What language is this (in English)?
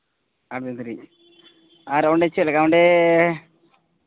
Santali